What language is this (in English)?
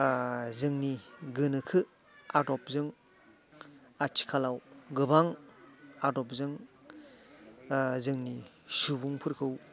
Bodo